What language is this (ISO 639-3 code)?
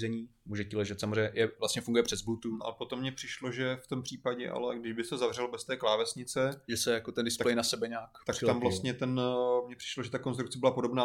ces